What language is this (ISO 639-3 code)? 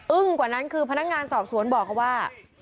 tha